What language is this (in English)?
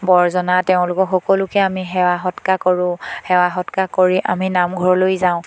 Assamese